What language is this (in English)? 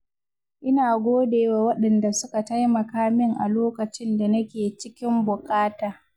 Hausa